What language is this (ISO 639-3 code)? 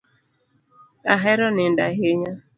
luo